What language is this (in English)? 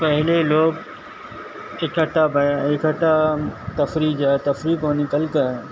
Urdu